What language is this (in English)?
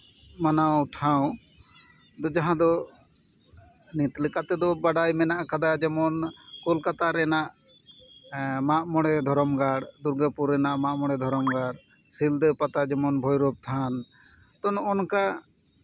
Santali